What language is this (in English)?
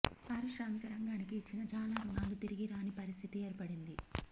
Telugu